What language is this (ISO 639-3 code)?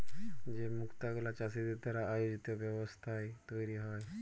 ben